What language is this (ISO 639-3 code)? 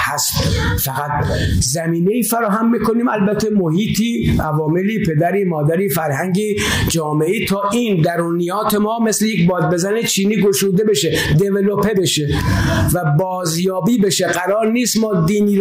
fas